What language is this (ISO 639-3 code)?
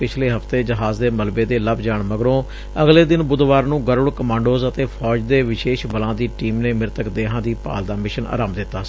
pan